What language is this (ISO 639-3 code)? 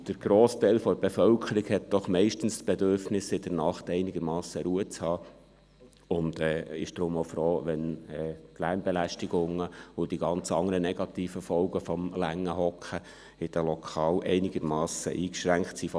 gsw